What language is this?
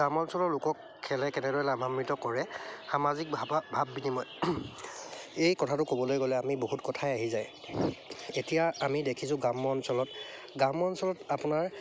Assamese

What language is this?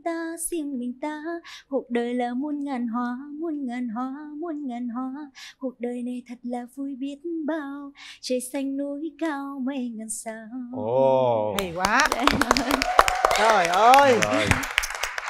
Vietnamese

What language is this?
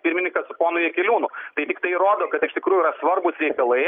Lithuanian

